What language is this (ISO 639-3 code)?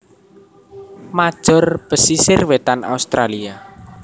jav